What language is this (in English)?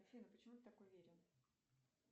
Russian